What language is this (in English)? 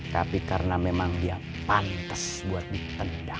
Indonesian